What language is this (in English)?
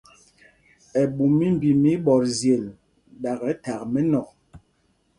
Mpumpong